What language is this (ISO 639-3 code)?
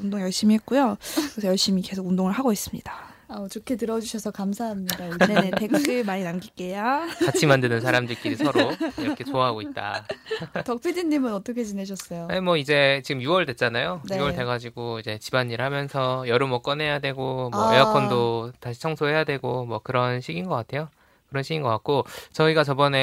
kor